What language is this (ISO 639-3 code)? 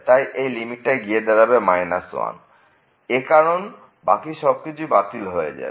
ben